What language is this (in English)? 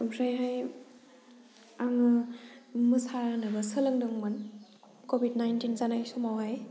Bodo